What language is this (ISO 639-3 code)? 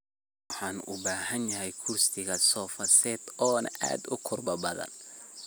som